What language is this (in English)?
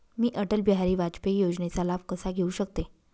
Marathi